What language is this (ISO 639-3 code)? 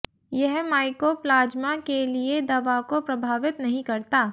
hin